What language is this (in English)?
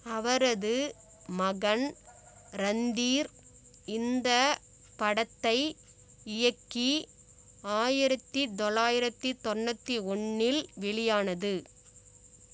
Tamil